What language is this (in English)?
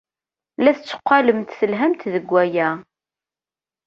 Kabyle